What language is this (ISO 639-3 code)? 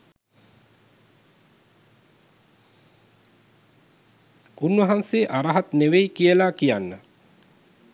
sin